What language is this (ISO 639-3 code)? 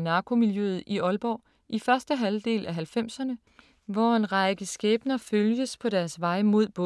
dan